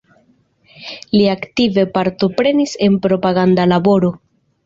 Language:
Esperanto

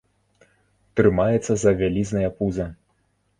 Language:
Belarusian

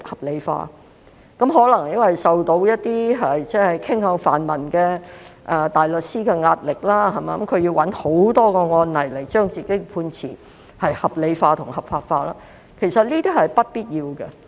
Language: Cantonese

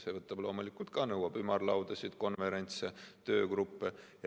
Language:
Estonian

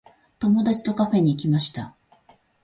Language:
Japanese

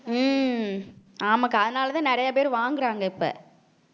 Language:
Tamil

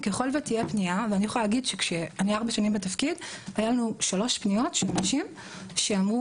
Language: Hebrew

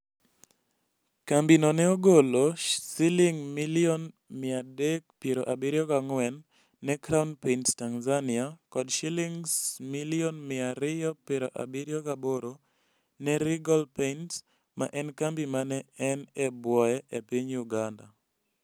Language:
Luo (Kenya and Tanzania)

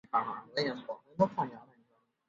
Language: Chinese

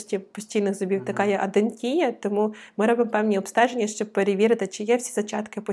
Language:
Ukrainian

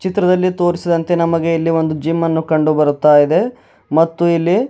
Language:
Kannada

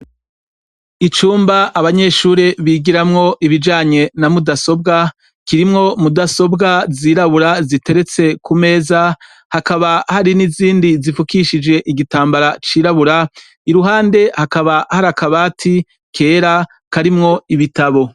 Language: Rundi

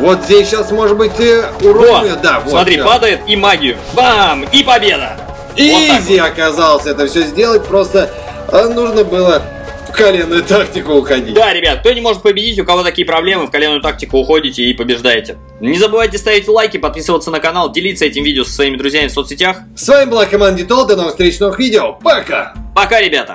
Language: Russian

